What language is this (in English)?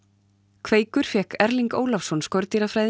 Icelandic